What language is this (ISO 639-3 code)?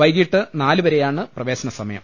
mal